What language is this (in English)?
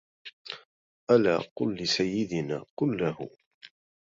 Arabic